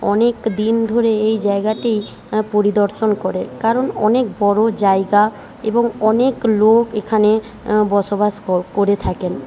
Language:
Bangla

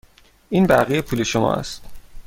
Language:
Persian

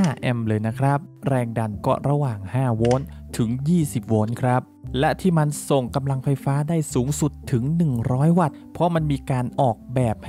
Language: Thai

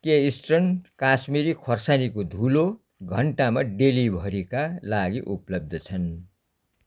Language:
Nepali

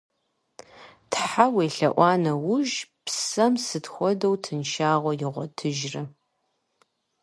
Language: Kabardian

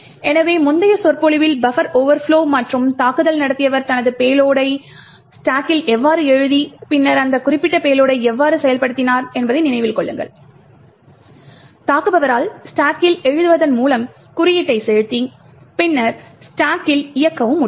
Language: Tamil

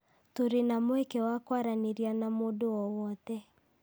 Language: Kikuyu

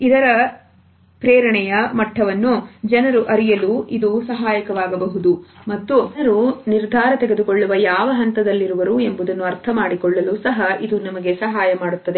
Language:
Kannada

